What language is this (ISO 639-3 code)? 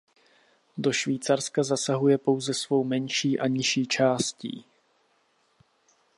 ces